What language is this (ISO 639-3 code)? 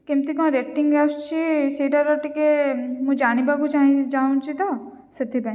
ori